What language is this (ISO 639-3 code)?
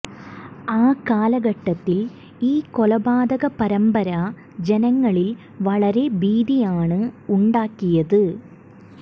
mal